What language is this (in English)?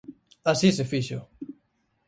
Galician